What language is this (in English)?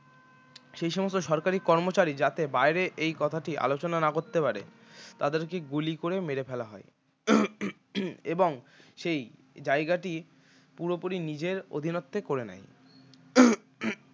Bangla